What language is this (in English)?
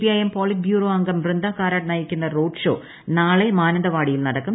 Malayalam